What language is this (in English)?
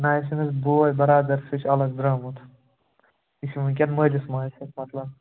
Kashmiri